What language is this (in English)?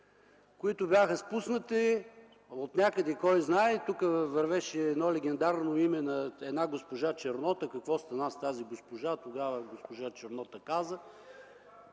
Bulgarian